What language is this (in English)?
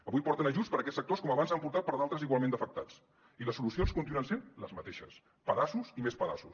Catalan